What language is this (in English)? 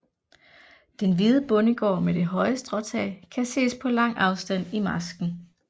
Danish